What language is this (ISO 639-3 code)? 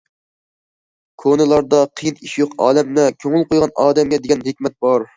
uig